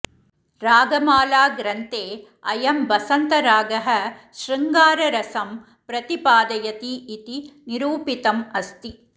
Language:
Sanskrit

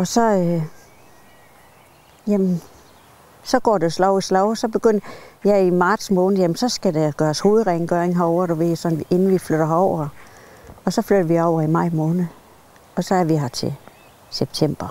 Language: Danish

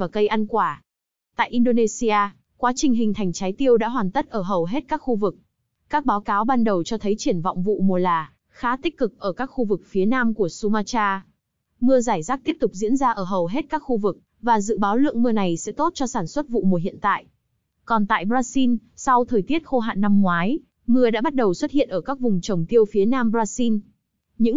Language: Vietnamese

